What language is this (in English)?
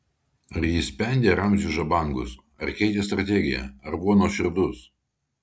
Lithuanian